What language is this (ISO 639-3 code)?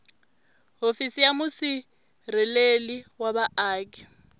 tso